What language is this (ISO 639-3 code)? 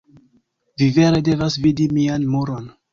epo